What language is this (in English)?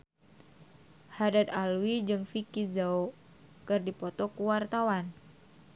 Sundanese